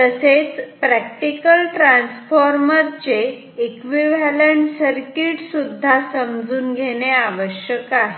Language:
Marathi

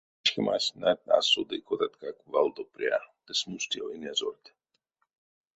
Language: Erzya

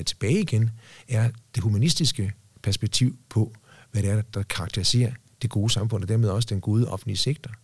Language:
Danish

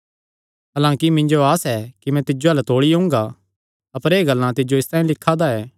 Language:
Kangri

